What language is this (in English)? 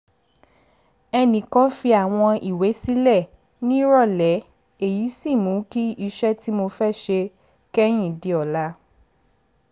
Yoruba